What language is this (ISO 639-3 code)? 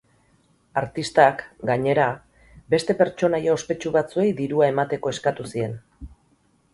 eus